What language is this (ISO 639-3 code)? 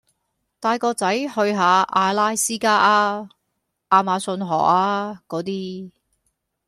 yue